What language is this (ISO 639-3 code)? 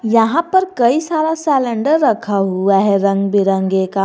hin